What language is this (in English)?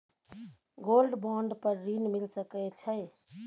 Maithili